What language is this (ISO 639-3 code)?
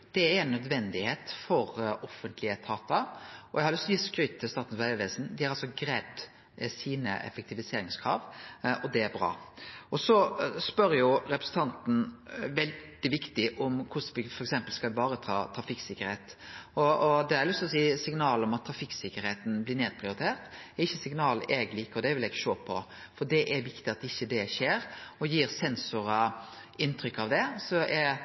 nno